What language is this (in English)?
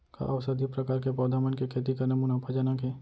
Chhattisgarhi